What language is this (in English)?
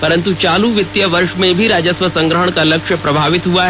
Hindi